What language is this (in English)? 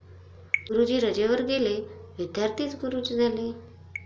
Marathi